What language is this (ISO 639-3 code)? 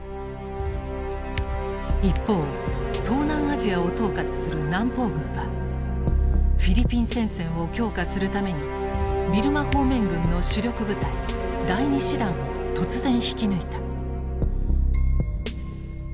jpn